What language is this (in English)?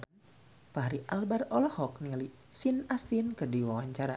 Sundanese